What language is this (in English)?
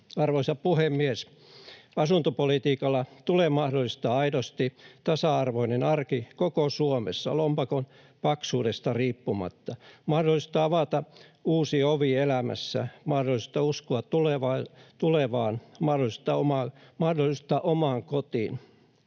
Finnish